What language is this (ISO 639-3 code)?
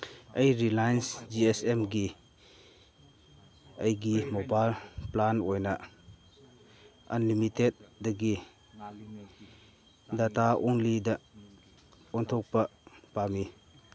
mni